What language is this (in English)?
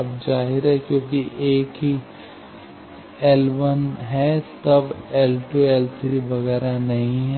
Hindi